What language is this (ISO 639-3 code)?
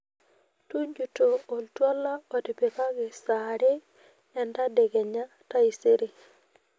mas